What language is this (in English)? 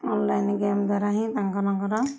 Odia